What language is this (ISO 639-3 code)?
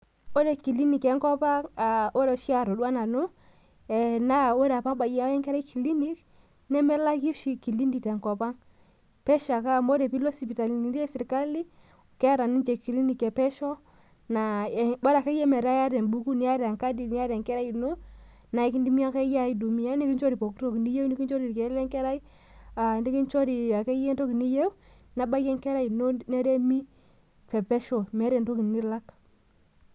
mas